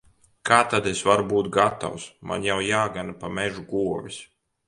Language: Latvian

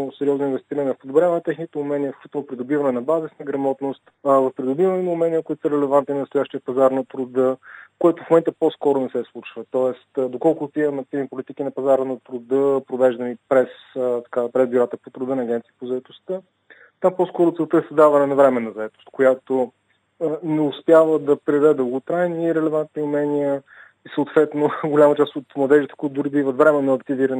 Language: Bulgarian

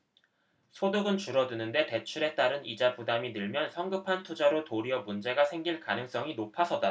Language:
Korean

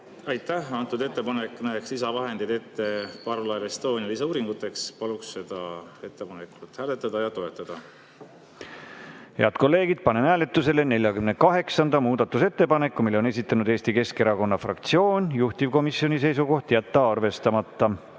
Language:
Estonian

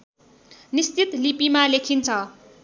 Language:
Nepali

